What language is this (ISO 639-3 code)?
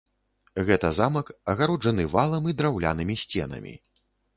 bel